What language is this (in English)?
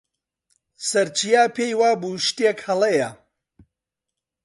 Central Kurdish